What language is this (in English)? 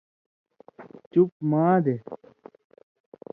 Indus Kohistani